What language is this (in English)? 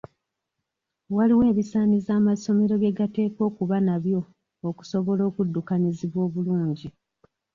Ganda